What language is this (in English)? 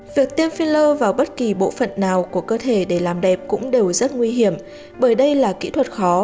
Vietnamese